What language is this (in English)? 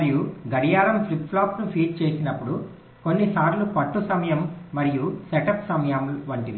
Telugu